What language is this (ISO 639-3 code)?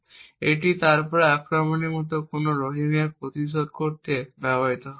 ben